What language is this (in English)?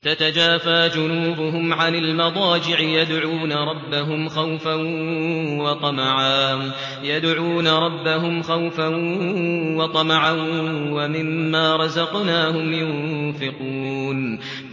Arabic